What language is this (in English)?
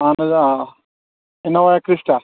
Kashmiri